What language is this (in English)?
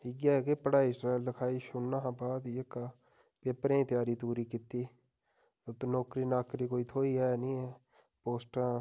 Dogri